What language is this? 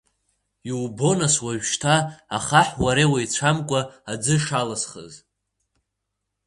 Abkhazian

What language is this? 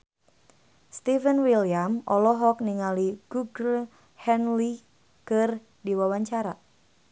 Sundanese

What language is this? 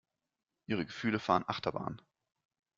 German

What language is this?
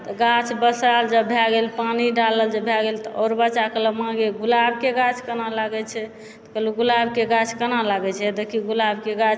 Maithili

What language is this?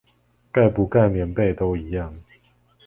Chinese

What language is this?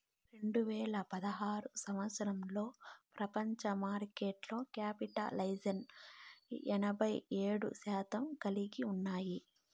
Telugu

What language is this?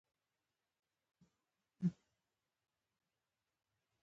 Pashto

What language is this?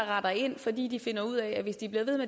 Danish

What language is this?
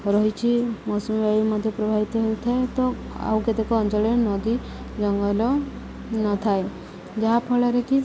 Odia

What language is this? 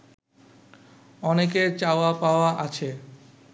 Bangla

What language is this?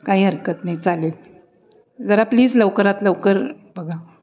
Marathi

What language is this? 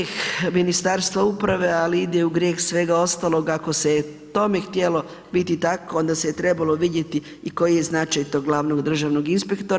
Croatian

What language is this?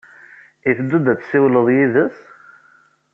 Kabyle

